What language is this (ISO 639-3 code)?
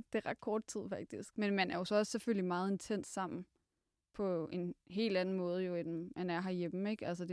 dan